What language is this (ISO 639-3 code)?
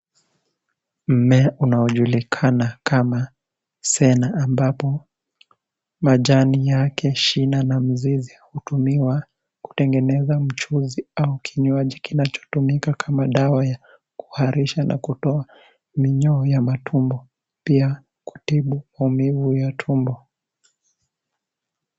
swa